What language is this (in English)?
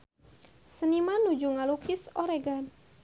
Sundanese